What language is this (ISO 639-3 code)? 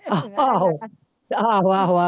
pan